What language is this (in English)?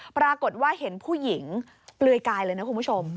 Thai